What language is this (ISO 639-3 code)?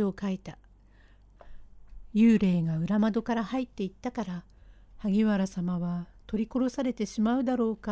jpn